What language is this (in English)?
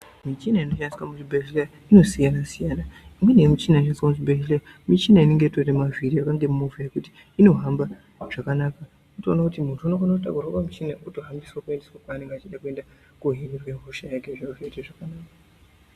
Ndau